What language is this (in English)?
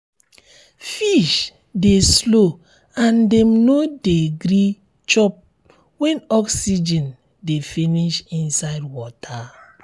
Nigerian Pidgin